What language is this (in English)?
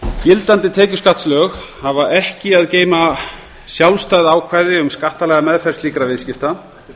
Icelandic